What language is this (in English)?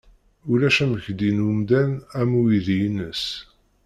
Kabyle